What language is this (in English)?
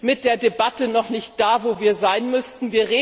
German